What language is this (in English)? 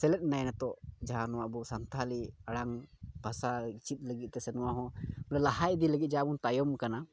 Santali